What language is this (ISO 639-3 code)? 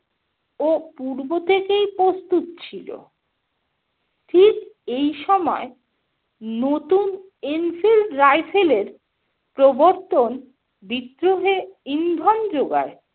ben